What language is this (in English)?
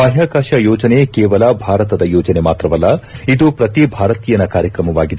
Kannada